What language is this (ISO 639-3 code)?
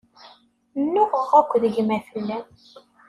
kab